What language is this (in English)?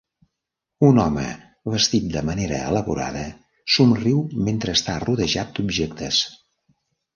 Catalan